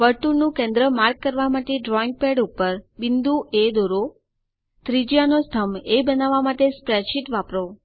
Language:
Gujarati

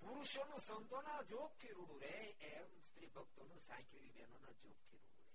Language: Gujarati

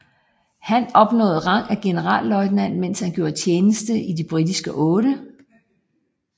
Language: Danish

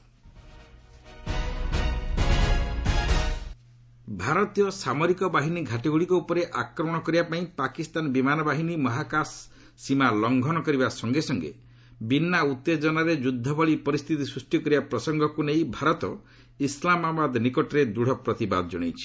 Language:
Odia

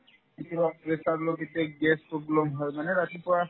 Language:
Assamese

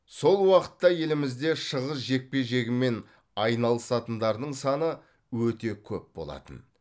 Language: Kazakh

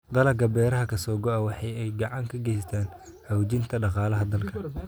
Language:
Somali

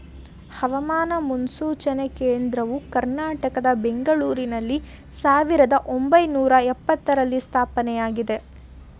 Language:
Kannada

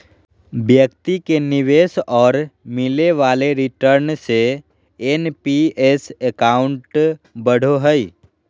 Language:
Magahi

